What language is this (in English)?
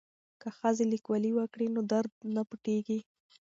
Pashto